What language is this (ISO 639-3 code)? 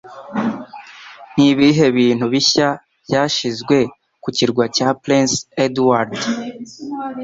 kin